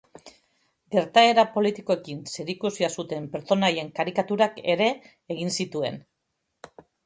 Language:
Basque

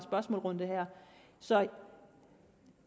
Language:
Danish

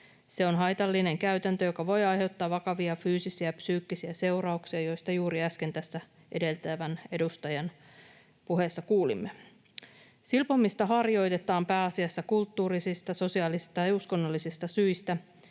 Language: Finnish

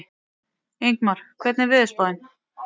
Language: Icelandic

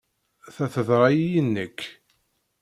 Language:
Kabyle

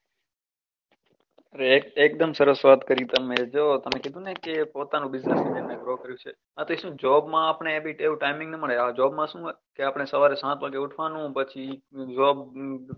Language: Gujarati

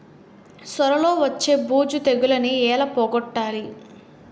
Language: Telugu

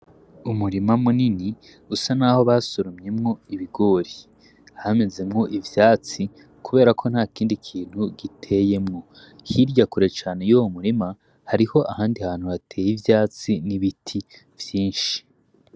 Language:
Rundi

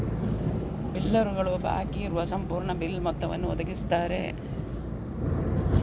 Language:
Kannada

